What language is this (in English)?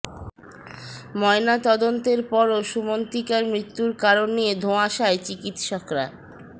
Bangla